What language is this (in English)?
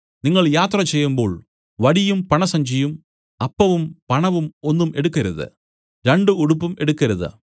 Malayalam